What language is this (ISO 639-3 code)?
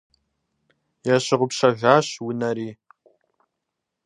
kbd